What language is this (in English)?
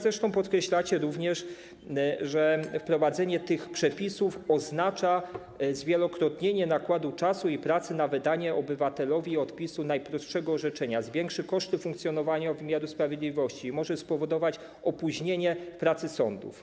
Polish